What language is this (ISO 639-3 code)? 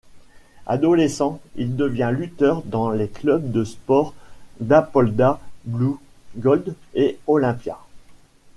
fra